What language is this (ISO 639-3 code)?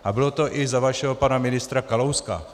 ces